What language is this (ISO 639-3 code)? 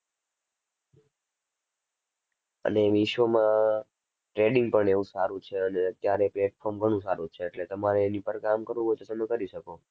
guj